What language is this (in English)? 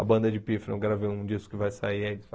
Portuguese